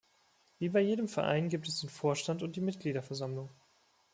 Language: German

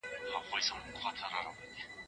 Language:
Pashto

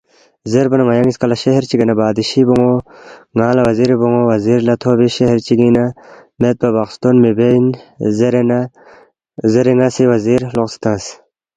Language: Balti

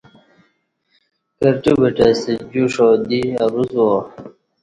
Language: Kati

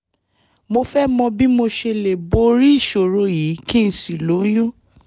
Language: Yoruba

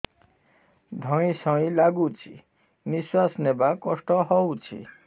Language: Odia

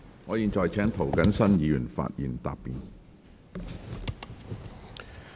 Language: Cantonese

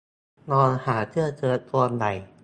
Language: Thai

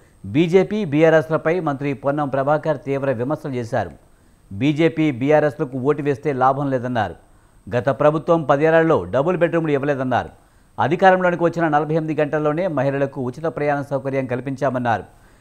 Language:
Telugu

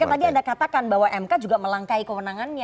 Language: Indonesian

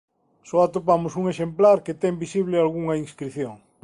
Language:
Galician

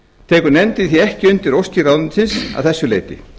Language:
Icelandic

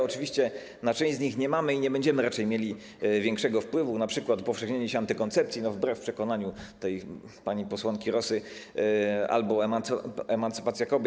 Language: Polish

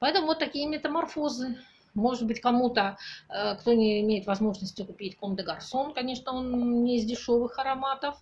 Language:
Russian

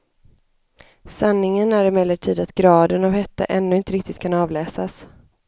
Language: Swedish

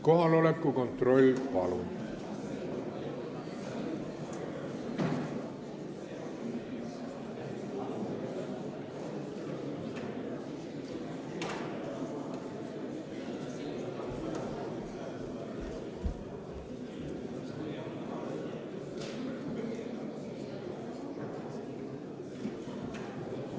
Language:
Estonian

